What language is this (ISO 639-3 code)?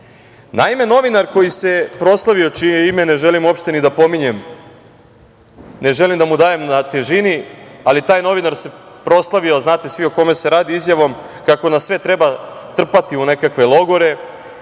srp